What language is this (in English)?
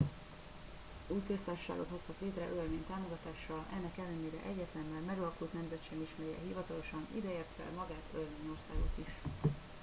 Hungarian